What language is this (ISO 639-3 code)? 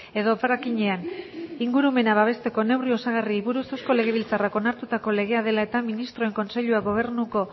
eus